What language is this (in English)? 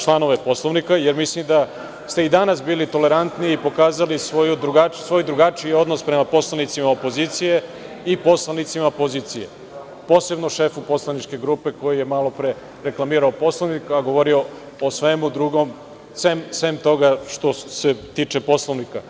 Serbian